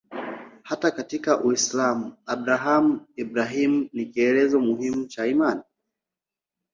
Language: Swahili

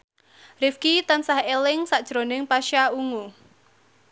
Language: Javanese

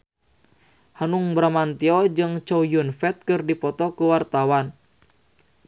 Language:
Sundanese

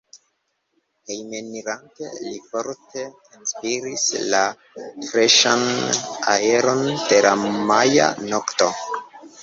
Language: Esperanto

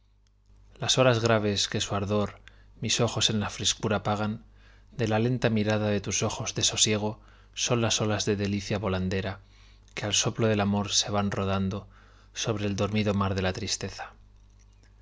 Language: Spanish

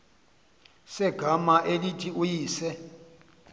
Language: Xhosa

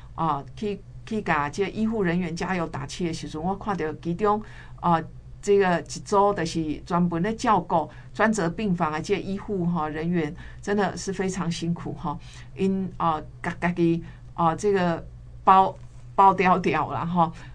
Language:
Chinese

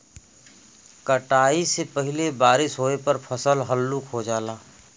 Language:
Bhojpuri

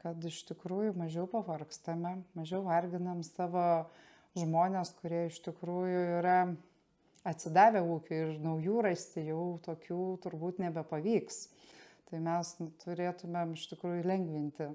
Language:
Lithuanian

